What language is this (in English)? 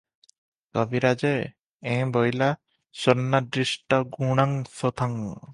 Odia